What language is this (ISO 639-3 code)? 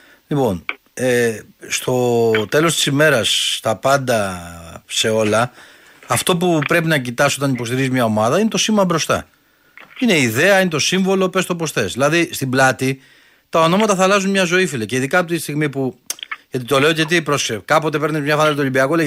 ell